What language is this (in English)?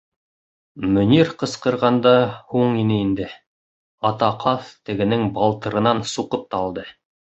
Bashkir